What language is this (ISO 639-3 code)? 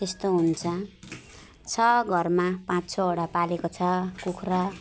nep